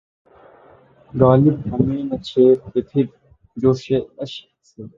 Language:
Urdu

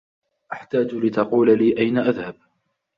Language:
Arabic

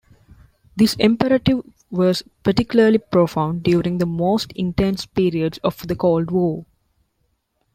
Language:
English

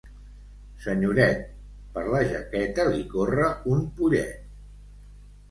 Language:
Catalan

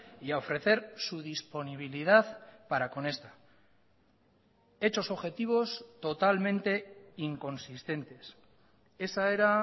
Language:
Spanish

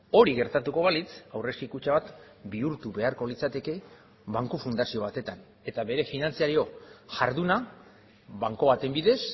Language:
Basque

